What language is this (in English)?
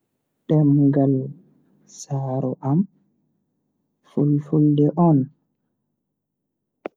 Bagirmi Fulfulde